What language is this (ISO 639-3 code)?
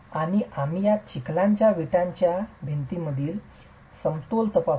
mar